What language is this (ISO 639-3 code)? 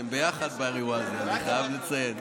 heb